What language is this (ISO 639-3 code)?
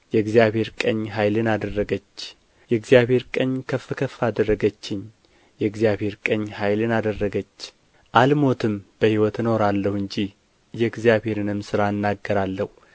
amh